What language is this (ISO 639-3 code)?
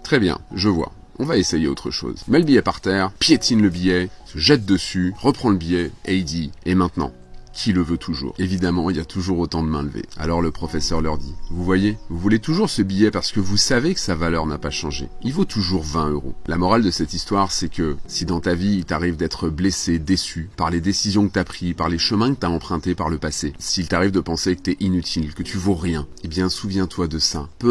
fra